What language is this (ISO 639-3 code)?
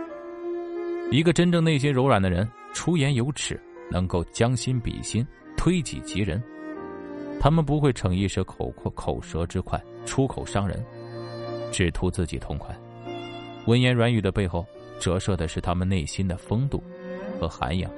zho